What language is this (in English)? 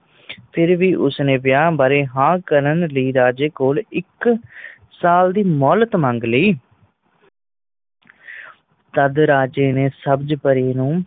Punjabi